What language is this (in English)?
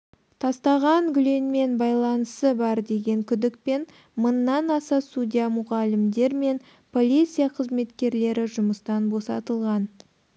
Kazakh